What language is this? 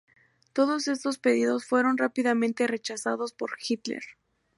Spanish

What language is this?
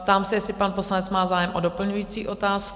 Czech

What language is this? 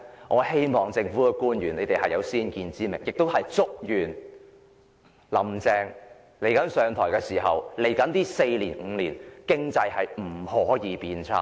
Cantonese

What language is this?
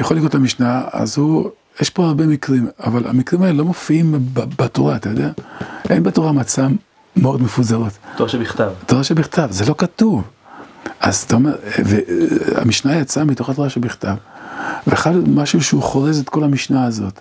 Hebrew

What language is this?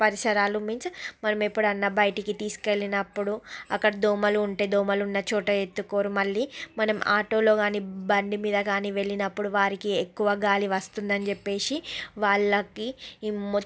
Telugu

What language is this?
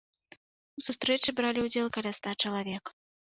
Belarusian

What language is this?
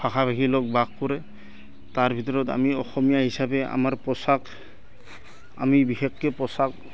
Assamese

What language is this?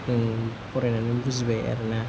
Bodo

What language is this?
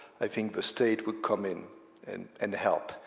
English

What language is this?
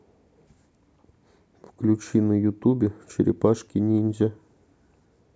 Russian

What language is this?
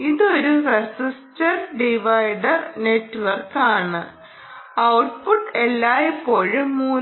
Malayalam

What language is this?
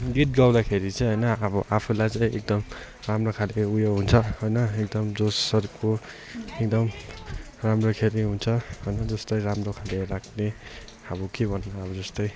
Nepali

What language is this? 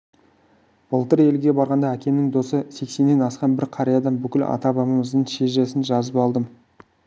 Kazakh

